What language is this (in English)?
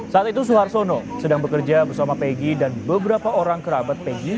Indonesian